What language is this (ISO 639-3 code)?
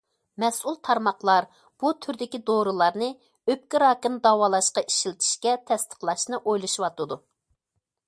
uig